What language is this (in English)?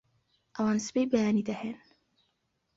Central Kurdish